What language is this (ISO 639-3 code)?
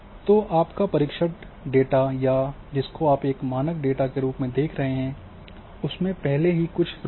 hin